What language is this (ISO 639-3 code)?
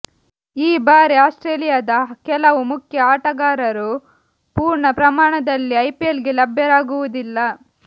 kan